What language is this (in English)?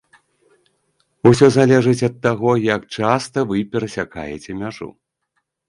Belarusian